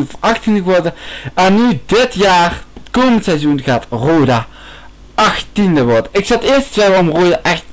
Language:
Dutch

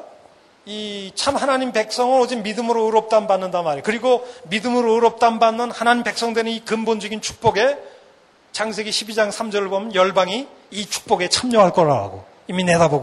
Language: Korean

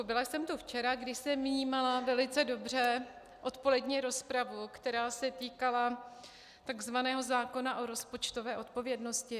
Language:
Czech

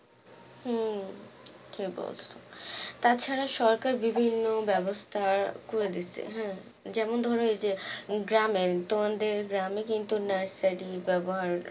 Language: Bangla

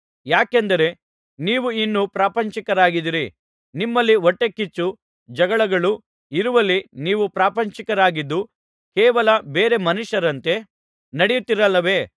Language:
Kannada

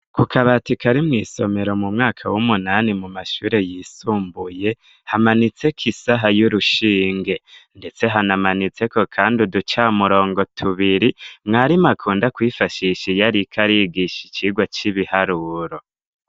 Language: Rundi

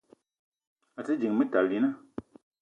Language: Eton (Cameroon)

